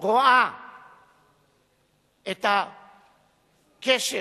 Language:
Hebrew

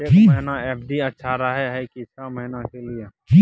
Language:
Maithili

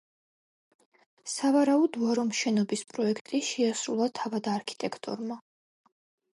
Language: Georgian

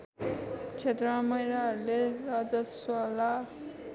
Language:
Nepali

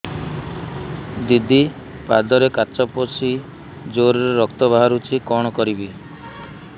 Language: Odia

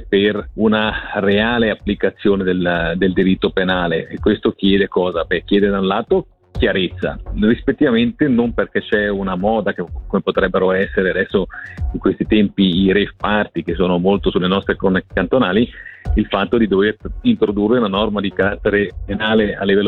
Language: Italian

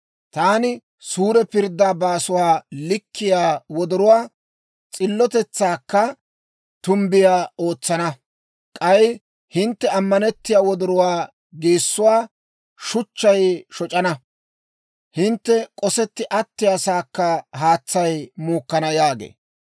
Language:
Dawro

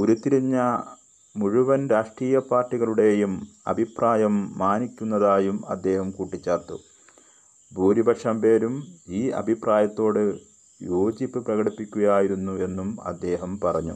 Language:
Malayalam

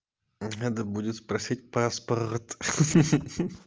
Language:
Russian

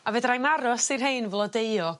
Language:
Welsh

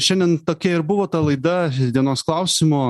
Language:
Lithuanian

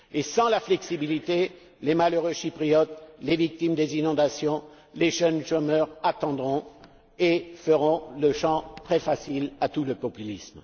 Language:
French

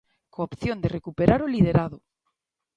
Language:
Galician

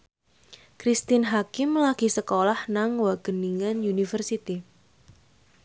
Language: Javanese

